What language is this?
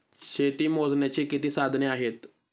Marathi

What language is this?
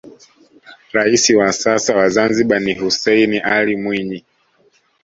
Swahili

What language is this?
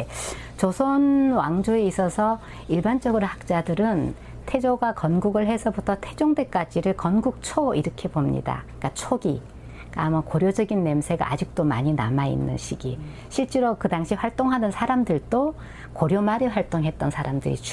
Korean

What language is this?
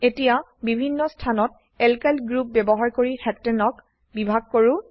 Assamese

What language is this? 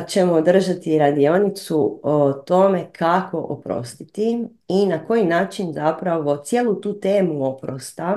Croatian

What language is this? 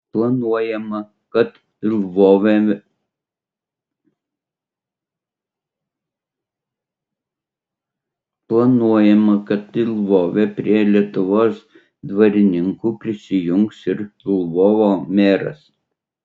Lithuanian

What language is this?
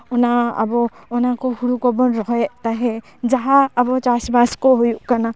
Santali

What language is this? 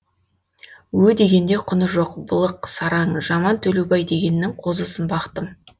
Kazakh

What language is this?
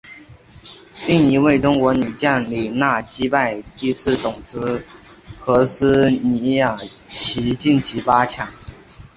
Chinese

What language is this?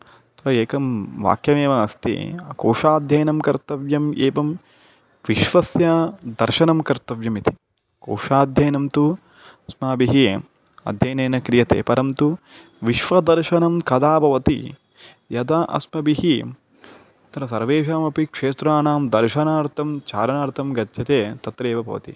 Sanskrit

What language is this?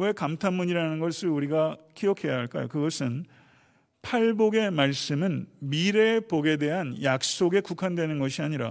Korean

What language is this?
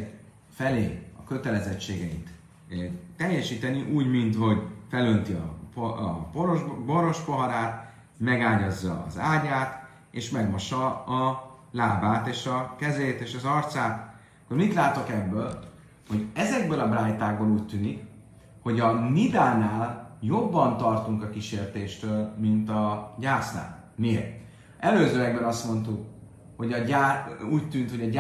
Hungarian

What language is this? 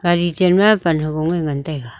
Wancho Naga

